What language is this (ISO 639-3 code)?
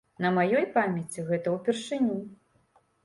bel